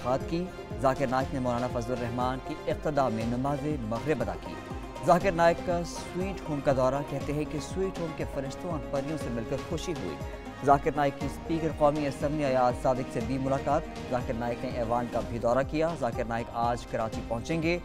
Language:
Hindi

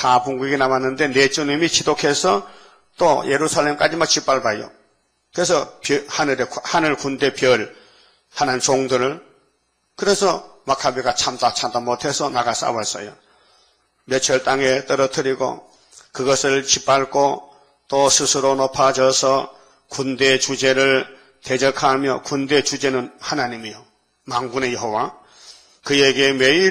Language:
Korean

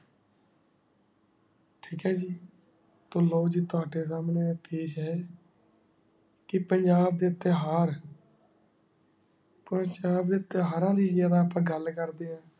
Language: Punjabi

